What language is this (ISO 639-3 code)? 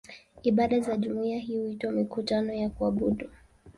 swa